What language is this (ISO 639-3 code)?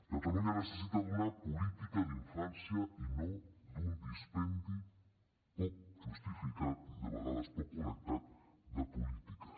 cat